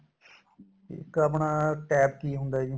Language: Punjabi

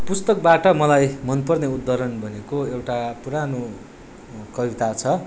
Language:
Nepali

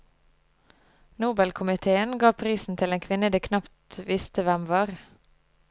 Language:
Norwegian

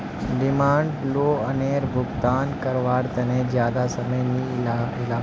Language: Magahi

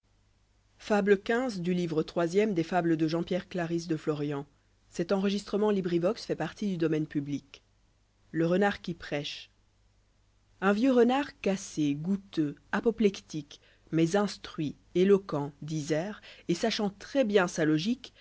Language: French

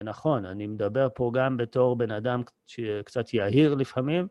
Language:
Hebrew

